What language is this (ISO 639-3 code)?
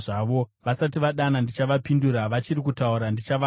sna